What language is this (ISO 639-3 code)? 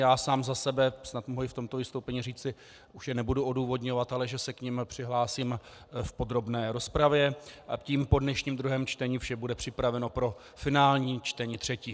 ces